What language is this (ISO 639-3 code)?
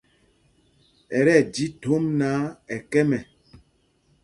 mgg